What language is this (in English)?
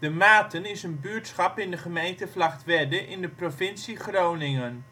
Dutch